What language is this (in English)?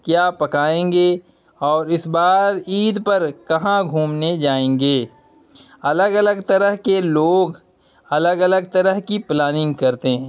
Urdu